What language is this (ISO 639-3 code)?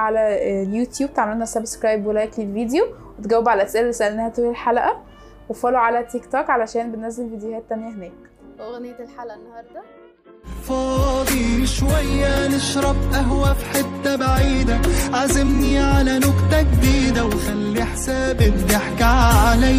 ara